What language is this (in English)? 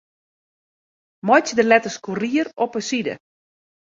Western Frisian